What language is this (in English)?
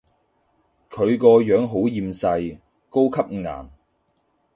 Cantonese